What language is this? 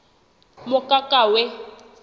Southern Sotho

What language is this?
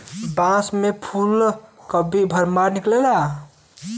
Bhojpuri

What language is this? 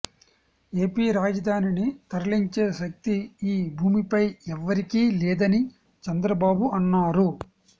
Telugu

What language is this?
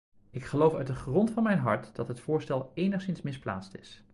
Dutch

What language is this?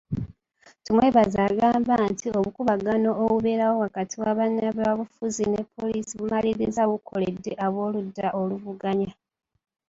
Ganda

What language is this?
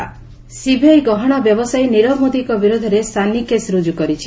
Odia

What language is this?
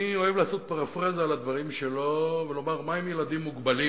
Hebrew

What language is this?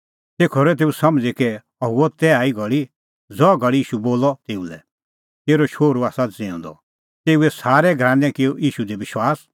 Kullu Pahari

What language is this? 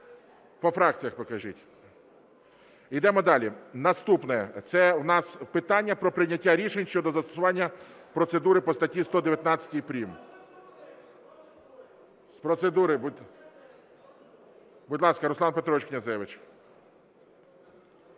Ukrainian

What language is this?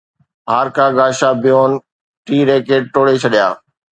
Sindhi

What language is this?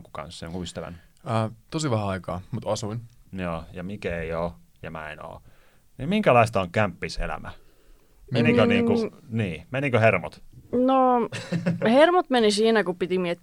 Finnish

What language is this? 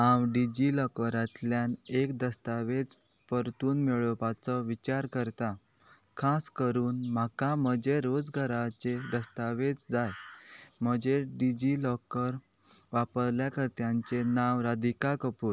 Konkani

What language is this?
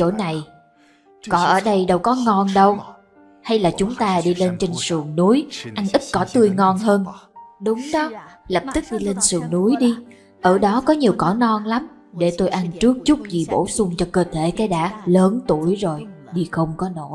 Vietnamese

